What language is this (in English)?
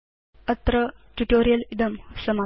Sanskrit